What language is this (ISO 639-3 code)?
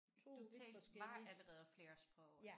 dan